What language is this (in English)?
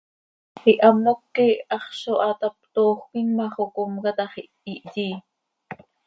Seri